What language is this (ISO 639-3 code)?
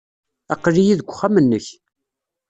kab